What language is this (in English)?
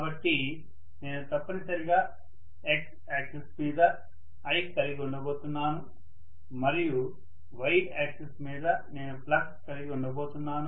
Telugu